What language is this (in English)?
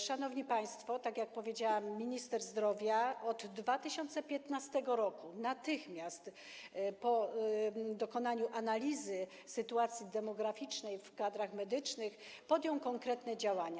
Polish